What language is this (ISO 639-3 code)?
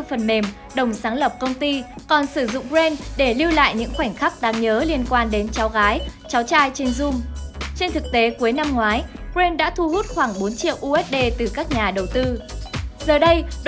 vie